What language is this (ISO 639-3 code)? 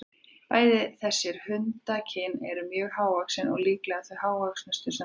isl